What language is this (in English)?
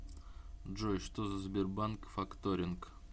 Russian